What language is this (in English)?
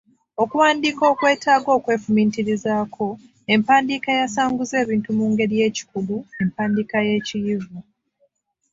Ganda